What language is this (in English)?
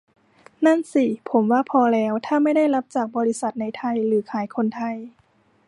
Thai